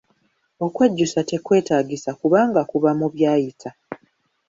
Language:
Ganda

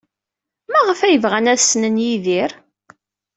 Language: Kabyle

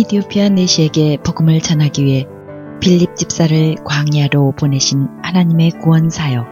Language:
Korean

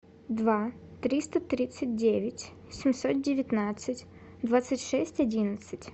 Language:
Russian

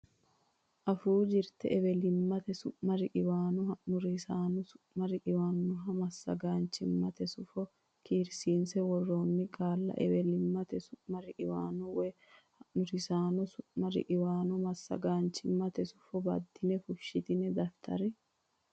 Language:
Sidamo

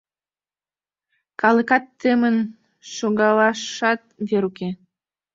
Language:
Mari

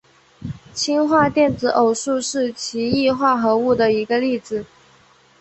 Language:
Chinese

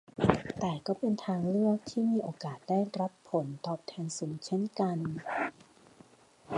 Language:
Thai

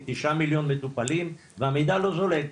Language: Hebrew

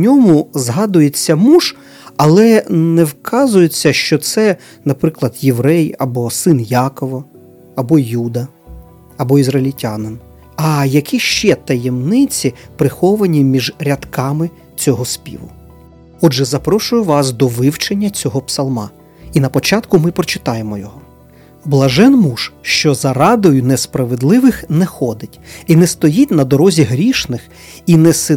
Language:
Ukrainian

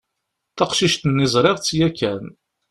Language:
Kabyle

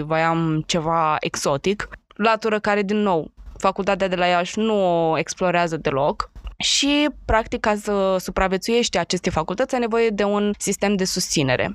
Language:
Romanian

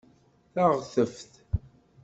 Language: Kabyle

